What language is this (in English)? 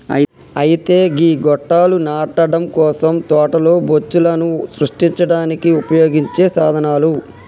Telugu